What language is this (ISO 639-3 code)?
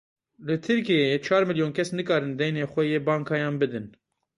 kur